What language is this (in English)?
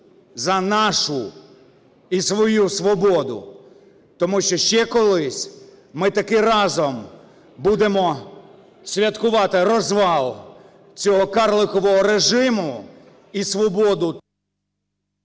Ukrainian